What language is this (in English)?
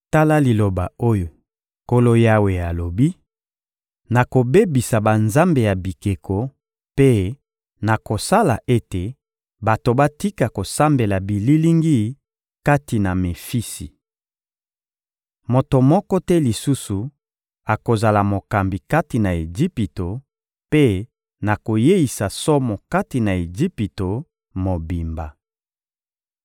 Lingala